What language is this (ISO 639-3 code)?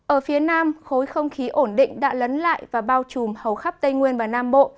vie